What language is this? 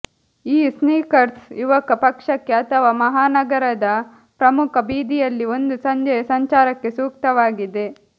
Kannada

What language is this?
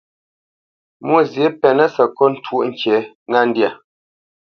Bamenyam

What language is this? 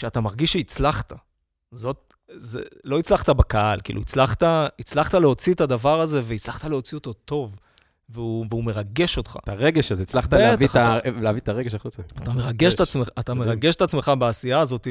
Hebrew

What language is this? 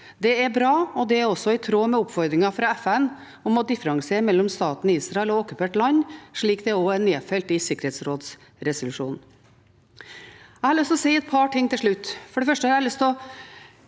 Norwegian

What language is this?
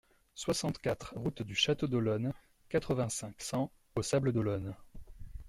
French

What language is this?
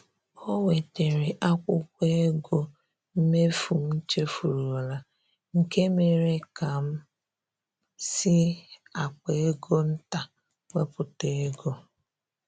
Igbo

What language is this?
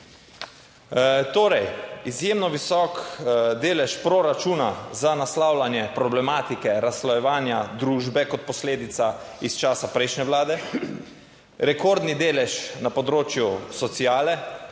Slovenian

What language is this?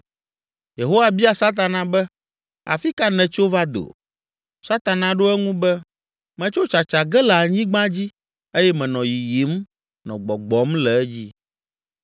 Ewe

